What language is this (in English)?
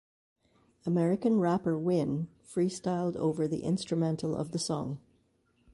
English